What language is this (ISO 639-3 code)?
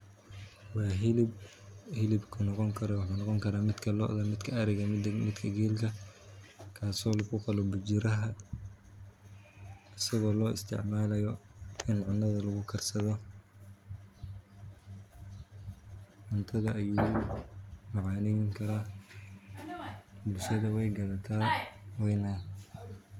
som